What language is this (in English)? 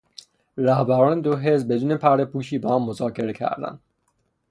Persian